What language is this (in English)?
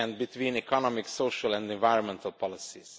English